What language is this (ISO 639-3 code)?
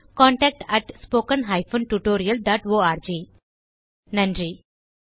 tam